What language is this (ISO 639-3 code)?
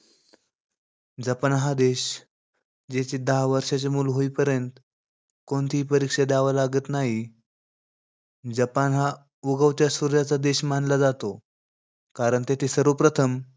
mar